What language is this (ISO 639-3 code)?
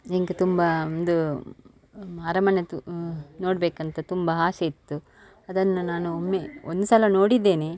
kan